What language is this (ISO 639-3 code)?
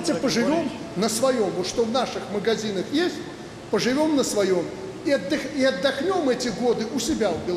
rus